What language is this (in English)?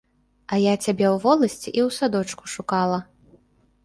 Belarusian